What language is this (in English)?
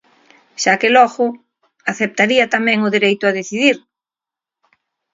Galician